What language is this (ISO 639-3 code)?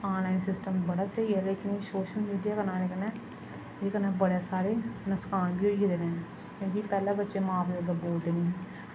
doi